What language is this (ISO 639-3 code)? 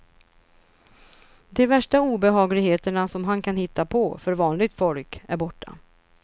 swe